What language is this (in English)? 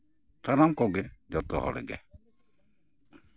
Santali